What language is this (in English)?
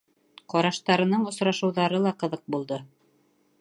Bashkir